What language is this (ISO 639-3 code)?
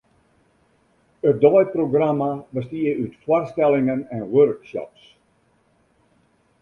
fry